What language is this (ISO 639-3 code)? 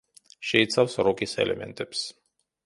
kat